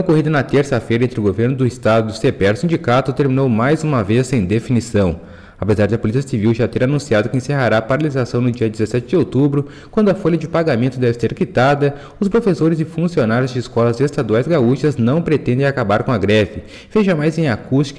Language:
Portuguese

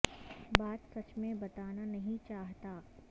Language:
Urdu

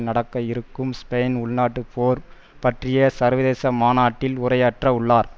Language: Tamil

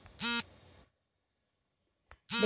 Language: Kannada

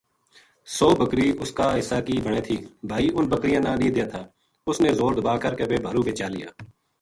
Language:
Gujari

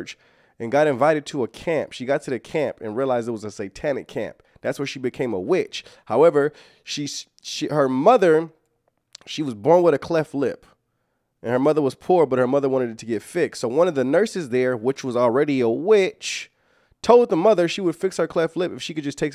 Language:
English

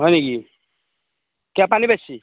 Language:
Assamese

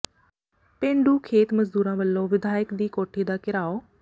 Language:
Punjabi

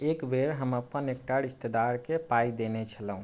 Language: Maithili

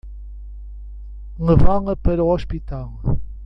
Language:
Portuguese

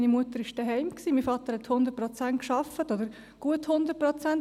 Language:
Swiss German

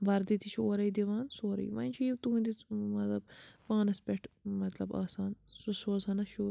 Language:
Kashmiri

